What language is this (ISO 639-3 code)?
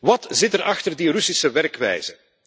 nld